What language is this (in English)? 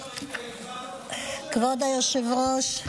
Hebrew